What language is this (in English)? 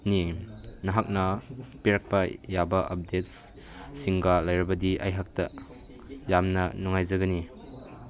Manipuri